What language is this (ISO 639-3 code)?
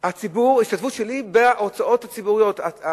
heb